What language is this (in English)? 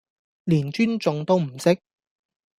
Cantonese